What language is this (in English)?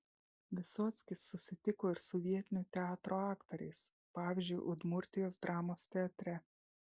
Lithuanian